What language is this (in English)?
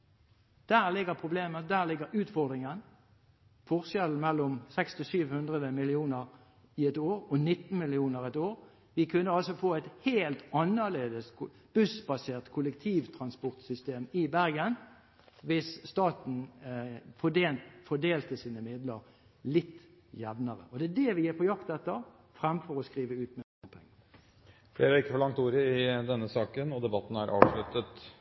Norwegian Bokmål